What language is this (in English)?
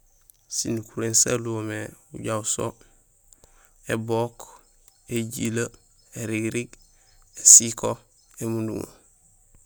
Gusilay